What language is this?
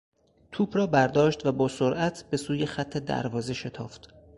Persian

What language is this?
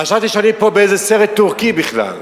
Hebrew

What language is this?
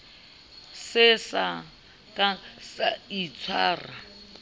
Southern Sotho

